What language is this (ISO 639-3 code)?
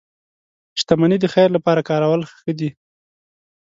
pus